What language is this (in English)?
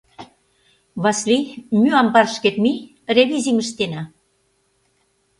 Mari